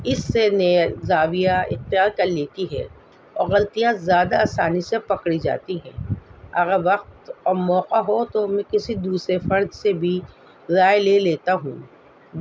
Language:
Urdu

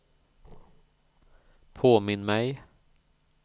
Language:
Swedish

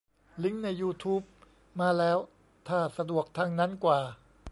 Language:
Thai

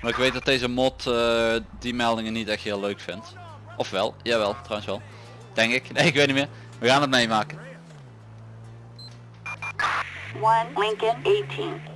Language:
Dutch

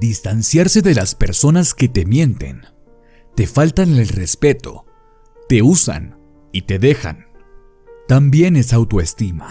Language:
Spanish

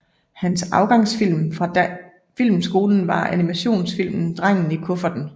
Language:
Danish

